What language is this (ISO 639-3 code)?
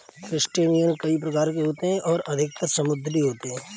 hin